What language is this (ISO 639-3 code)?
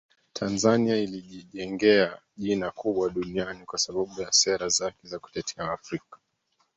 swa